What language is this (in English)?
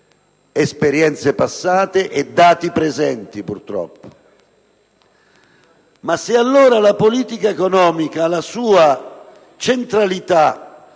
Italian